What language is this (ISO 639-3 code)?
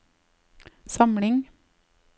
nor